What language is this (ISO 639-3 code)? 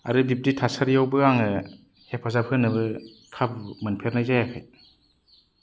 brx